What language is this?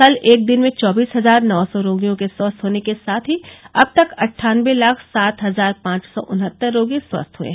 Hindi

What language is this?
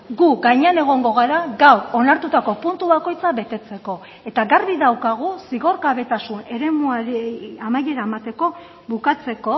Basque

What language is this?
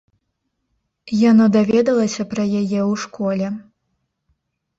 Belarusian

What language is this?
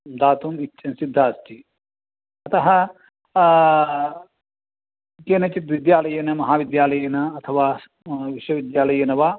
Sanskrit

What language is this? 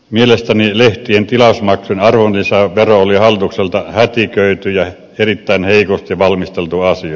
Finnish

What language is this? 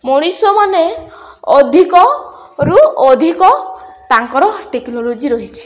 Odia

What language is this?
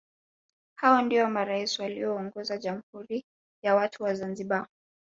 Swahili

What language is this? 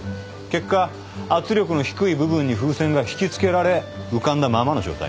Japanese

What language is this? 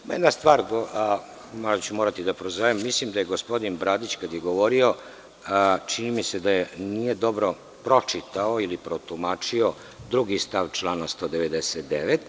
Serbian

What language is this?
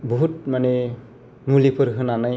Bodo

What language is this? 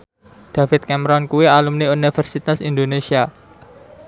Javanese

